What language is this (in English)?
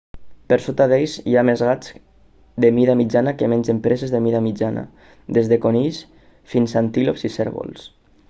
Catalan